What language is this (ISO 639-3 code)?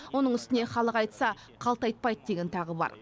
kaz